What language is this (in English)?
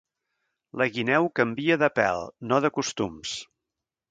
Catalan